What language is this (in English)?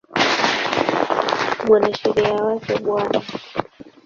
Swahili